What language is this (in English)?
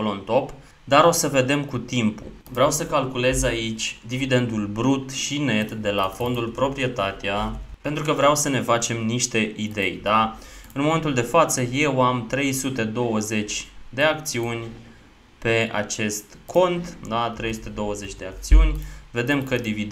Romanian